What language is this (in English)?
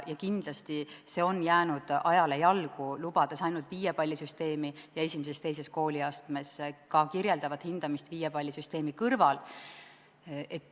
Estonian